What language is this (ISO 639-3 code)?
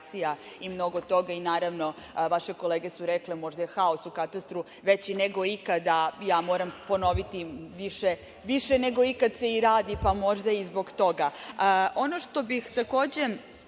srp